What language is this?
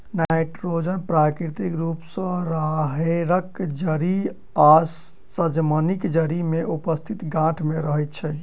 Maithili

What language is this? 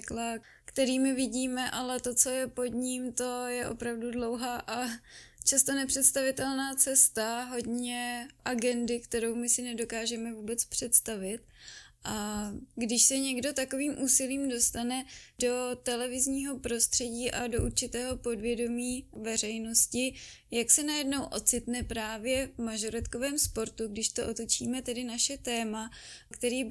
Czech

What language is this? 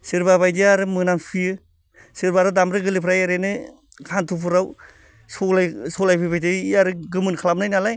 Bodo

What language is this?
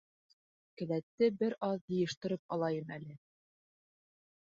Bashkir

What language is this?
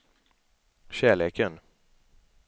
Swedish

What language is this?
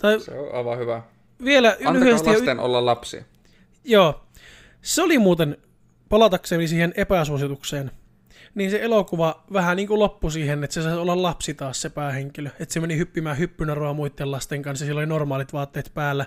Finnish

